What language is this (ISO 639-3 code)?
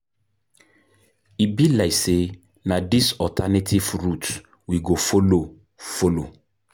pcm